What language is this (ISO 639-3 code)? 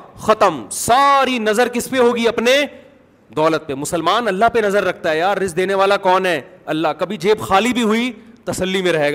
urd